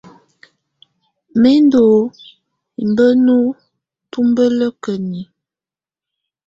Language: Tunen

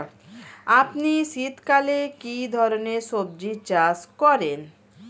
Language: Bangla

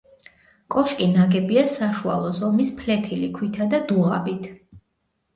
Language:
Georgian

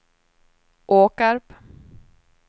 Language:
Swedish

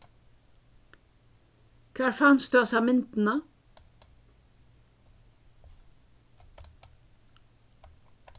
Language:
Faroese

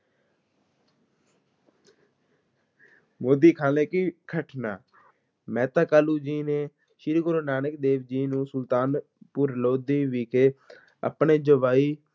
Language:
Punjabi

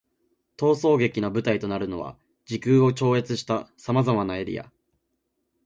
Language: Japanese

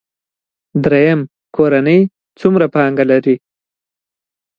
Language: Pashto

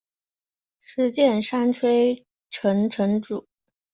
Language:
Chinese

